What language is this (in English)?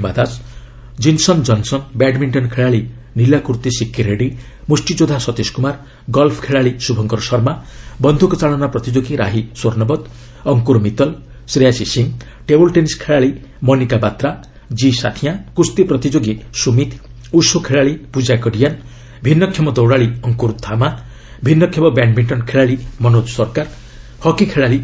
Odia